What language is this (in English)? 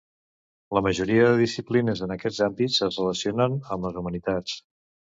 Catalan